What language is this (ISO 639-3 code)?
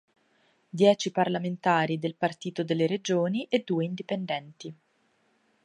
ita